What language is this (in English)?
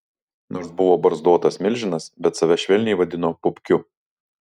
Lithuanian